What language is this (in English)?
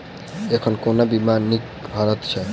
Maithili